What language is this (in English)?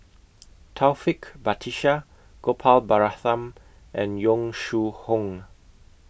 English